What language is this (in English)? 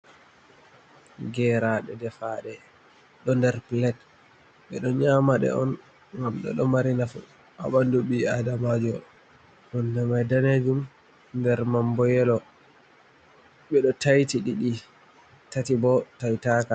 Fula